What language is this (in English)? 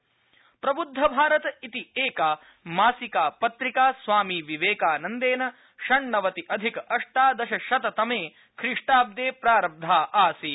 Sanskrit